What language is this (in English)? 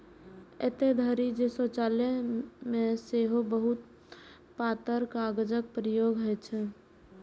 Maithili